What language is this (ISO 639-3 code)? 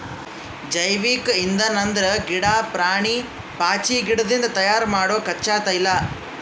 kan